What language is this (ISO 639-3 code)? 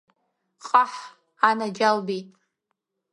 abk